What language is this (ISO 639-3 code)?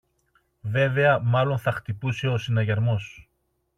ell